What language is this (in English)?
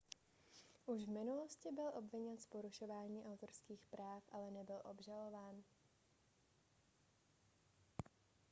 Czech